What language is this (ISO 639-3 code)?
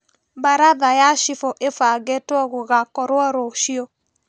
kik